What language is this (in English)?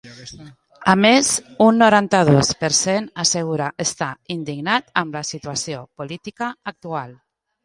Catalan